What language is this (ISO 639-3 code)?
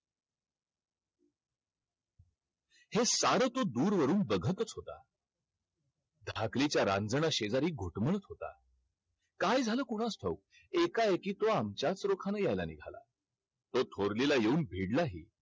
mar